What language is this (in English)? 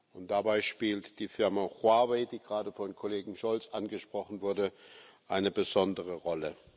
German